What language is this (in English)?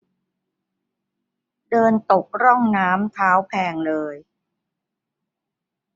Thai